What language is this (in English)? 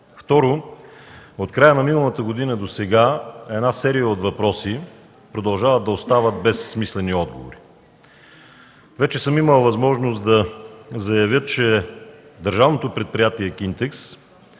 Bulgarian